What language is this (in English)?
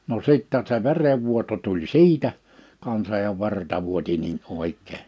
Finnish